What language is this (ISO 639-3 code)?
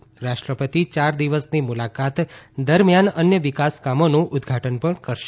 guj